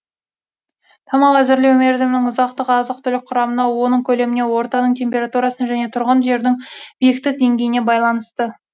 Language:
Kazakh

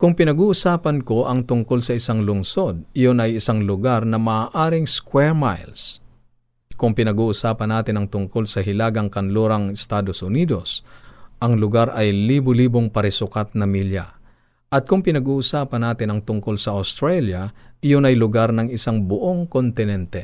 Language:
Filipino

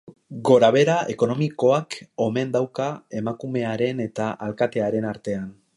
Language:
Basque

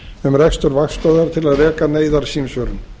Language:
Icelandic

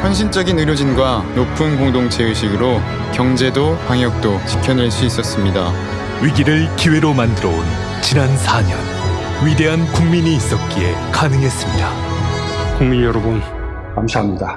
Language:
Korean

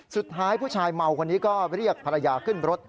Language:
Thai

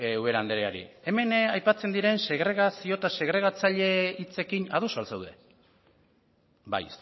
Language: Basque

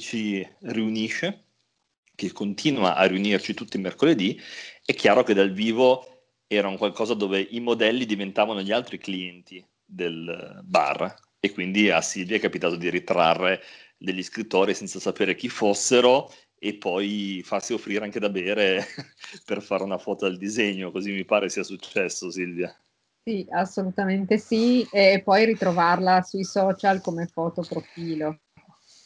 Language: Italian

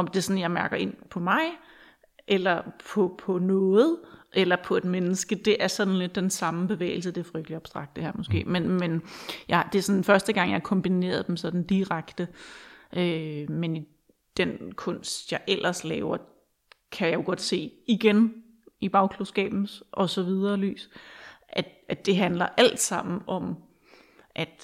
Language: Danish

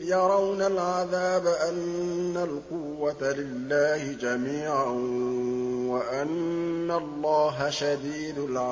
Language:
Arabic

